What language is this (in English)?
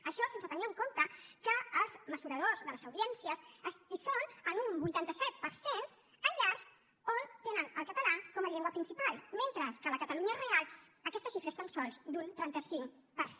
Catalan